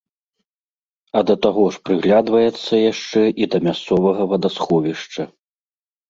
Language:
Belarusian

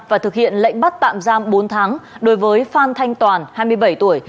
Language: Vietnamese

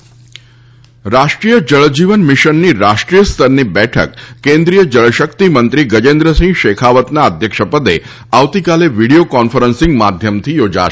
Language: Gujarati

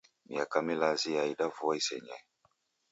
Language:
Taita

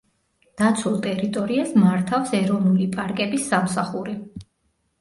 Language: Georgian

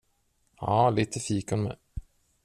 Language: Swedish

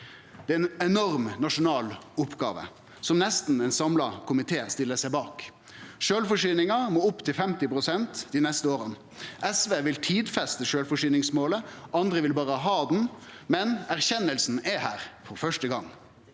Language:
Norwegian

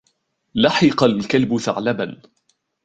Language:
Arabic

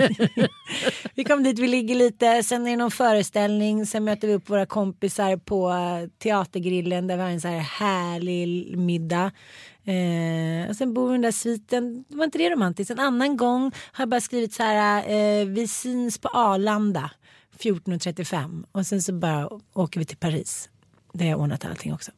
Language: Swedish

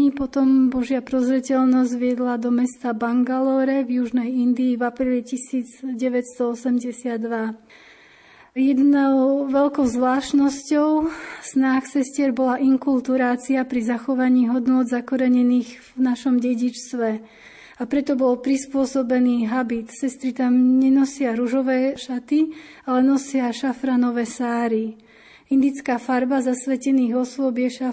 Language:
Slovak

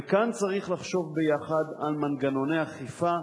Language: Hebrew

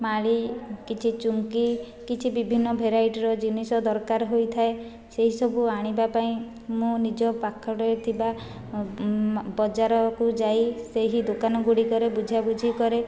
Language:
Odia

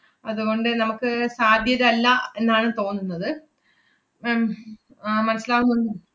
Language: Malayalam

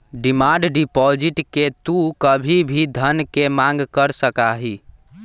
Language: Magahi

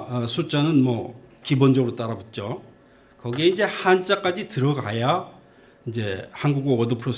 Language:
Korean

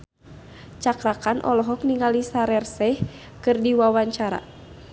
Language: Sundanese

